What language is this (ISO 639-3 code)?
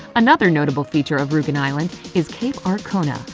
eng